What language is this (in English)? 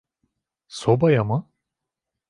Turkish